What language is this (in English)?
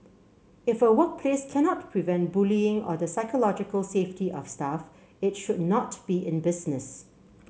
English